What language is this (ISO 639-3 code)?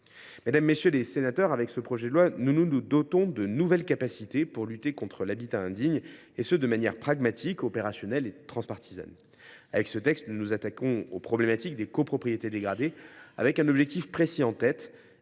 fra